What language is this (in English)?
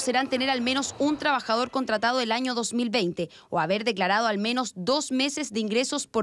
Spanish